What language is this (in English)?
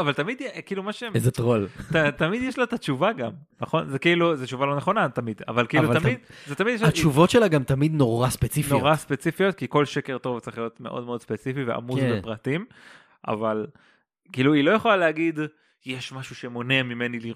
Hebrew